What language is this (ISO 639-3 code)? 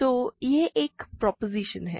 hin